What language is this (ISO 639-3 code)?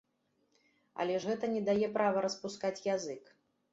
bel